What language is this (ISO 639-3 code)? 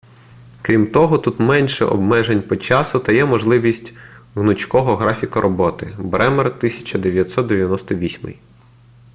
ukr